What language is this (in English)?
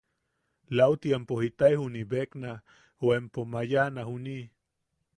Yaqui